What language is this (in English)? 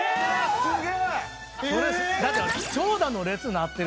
Japanese